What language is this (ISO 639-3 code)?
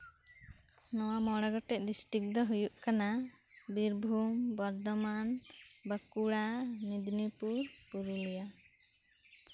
sat